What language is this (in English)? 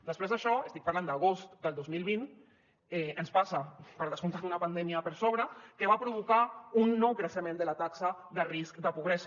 Catalan